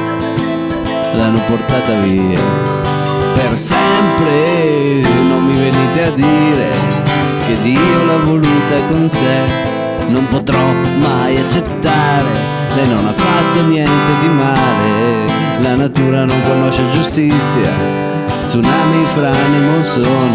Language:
Italian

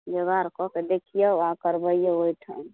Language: Maithili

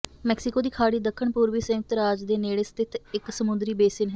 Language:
Punjabi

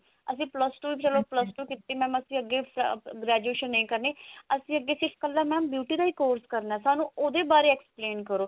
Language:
Punjabi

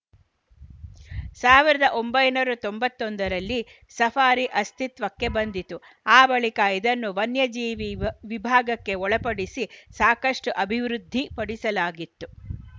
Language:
Kannada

